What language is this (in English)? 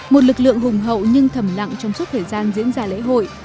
Vietnamese